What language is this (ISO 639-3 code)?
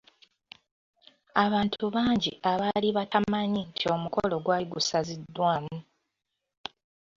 lug